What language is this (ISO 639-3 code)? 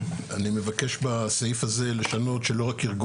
heb